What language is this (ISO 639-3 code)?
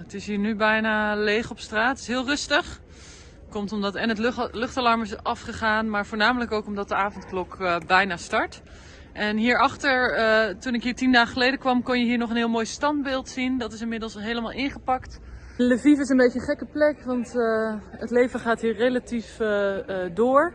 nld